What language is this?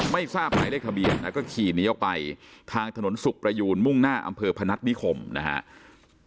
Thai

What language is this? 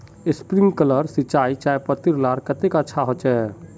Magahi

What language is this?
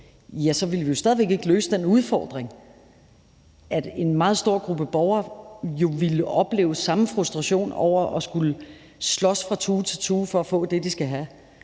Danish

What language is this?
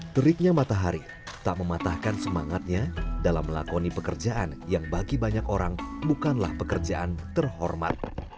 Indonesian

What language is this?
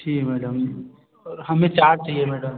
Hindi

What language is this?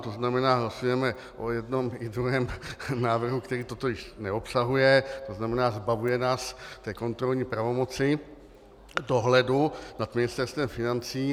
Czech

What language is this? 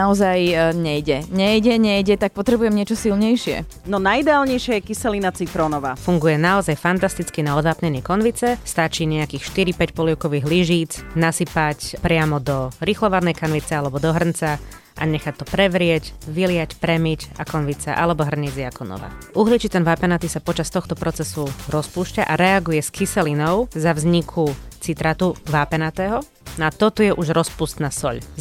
Slovak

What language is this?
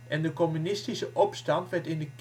Dutch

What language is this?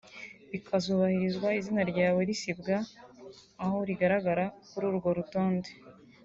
Kinyarwanda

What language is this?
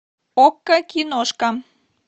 Russian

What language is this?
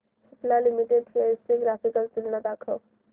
Marathi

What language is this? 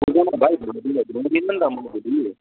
Nepali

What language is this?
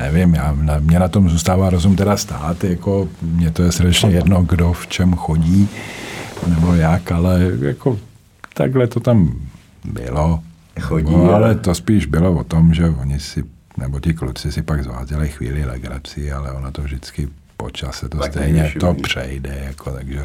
Czech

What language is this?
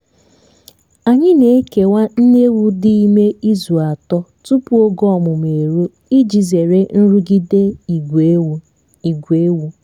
Igbo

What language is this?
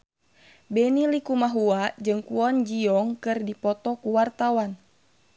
Sundanese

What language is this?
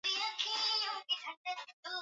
Swahili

